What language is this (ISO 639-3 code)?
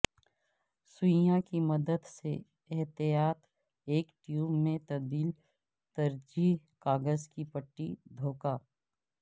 urd